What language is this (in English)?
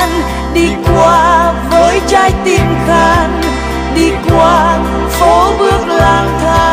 Vietnamese